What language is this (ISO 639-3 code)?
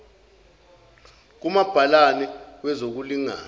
zul